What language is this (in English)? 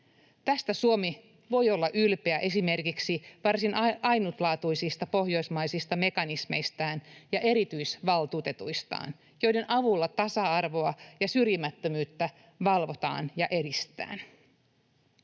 Finnish